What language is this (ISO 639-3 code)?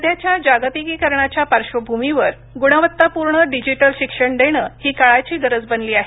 mar